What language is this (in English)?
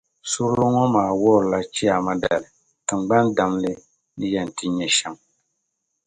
Dagbani